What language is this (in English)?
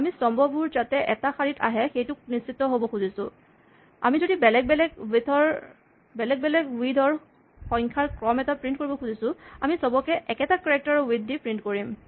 Assamese